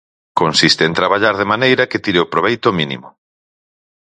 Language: Galician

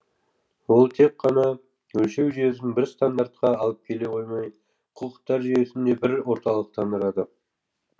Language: Kazakh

